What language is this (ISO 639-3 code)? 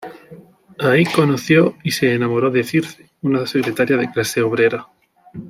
spa